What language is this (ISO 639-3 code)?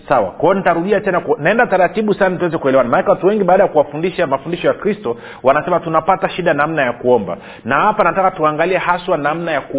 swa